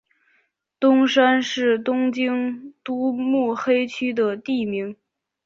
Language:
Chinese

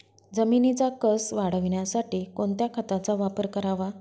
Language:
Marathi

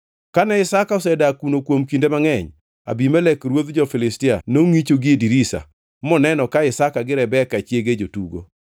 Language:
Luo (Kenya and Tanzania)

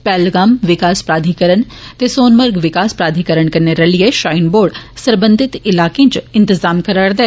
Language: Dogri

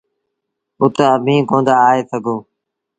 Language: Sindhi Bhil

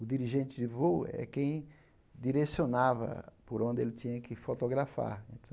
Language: Portuguese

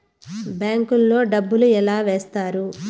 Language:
Telugu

